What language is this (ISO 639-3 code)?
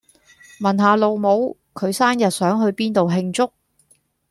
yue